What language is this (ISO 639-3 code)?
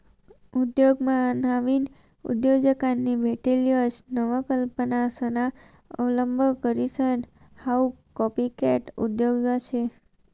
mar